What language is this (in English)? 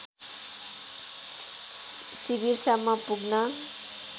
Nepali